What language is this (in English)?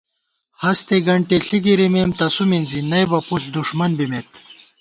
Gawar-Bati